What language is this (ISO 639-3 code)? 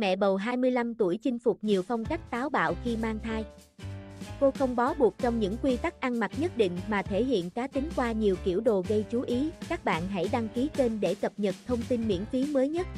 vie